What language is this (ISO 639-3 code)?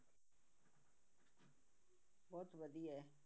pan